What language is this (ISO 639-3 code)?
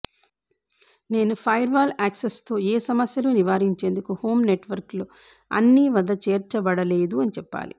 tel